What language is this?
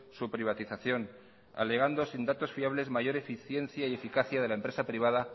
Spanish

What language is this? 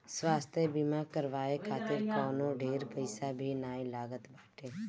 Bhojpuri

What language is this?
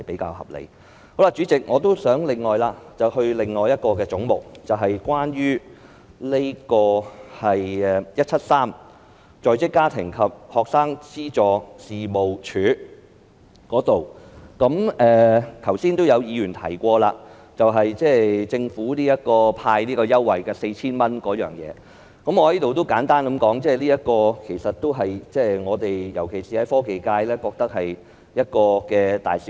Cantonese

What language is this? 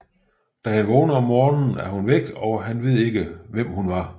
Danish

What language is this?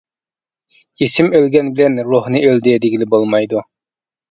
Uyghur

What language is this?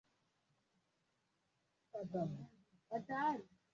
Swahili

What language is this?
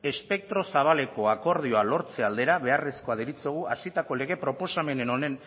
Basque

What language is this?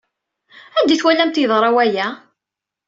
Kabyle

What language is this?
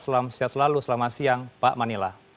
Indonesian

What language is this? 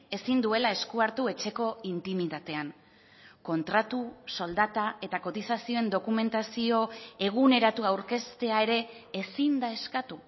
Basque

